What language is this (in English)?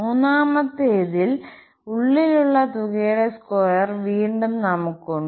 Malayalam